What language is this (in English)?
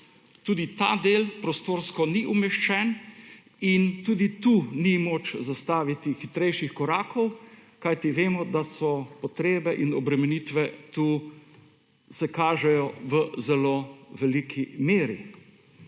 Slovenian